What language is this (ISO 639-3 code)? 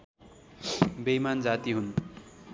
nep